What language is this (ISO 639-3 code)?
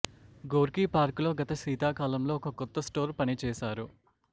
tel